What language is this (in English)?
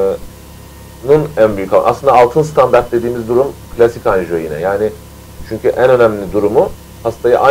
Turkish